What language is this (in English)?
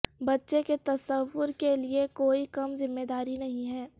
Urdu